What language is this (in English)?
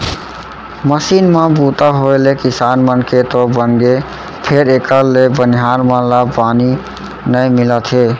Chhattisgarhi